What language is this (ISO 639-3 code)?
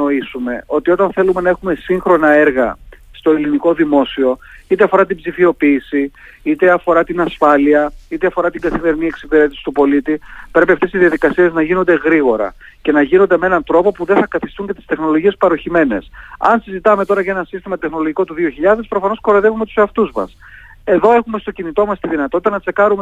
ell